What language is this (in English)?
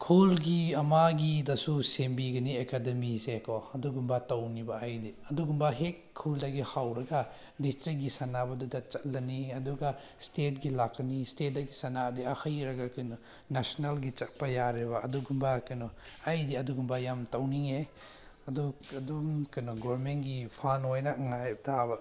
Manipuri